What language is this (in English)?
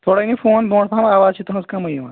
Kashmiri